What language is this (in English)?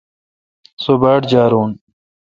Kalkoti